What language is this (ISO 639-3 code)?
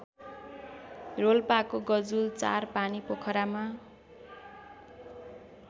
nep